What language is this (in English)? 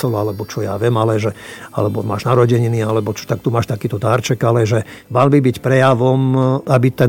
Slovak